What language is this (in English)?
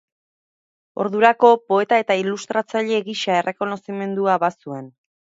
Basque